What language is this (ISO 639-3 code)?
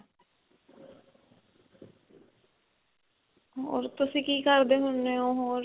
pan